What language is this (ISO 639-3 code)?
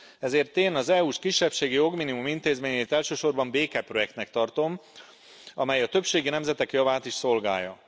hun